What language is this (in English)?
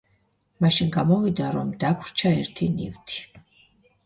Georgian